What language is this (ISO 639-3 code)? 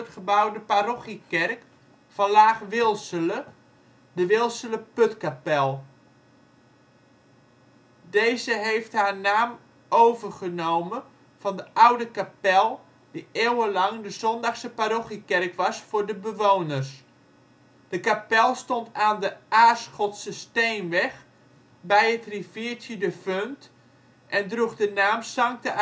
nld